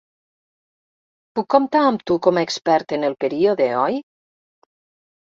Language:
Catalan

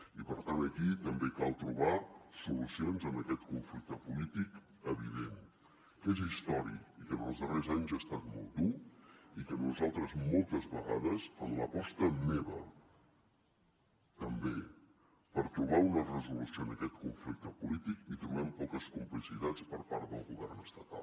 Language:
Catalan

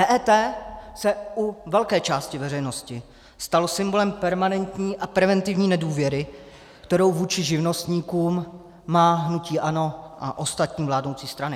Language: Czech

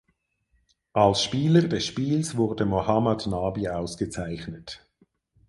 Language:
German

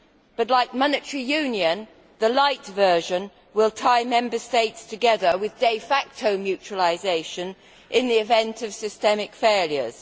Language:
English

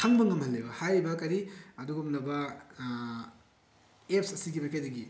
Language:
Manipuri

